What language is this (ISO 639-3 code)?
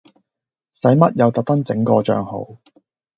yue